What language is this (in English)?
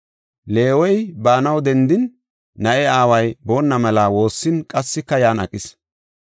Gofa